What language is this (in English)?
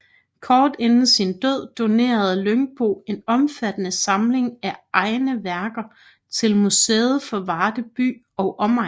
Danish